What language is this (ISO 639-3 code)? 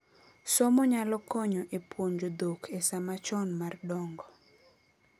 luo